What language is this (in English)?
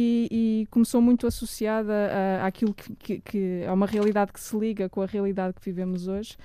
Portuguese